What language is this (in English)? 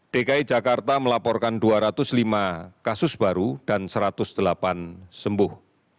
Indonesian